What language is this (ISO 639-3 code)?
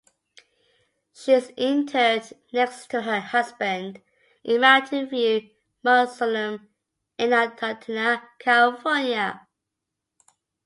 eng